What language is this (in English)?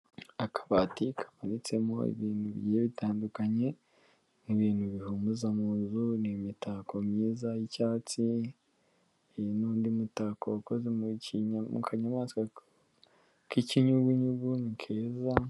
Kinyarwanda